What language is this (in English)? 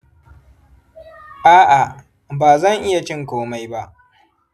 Hausa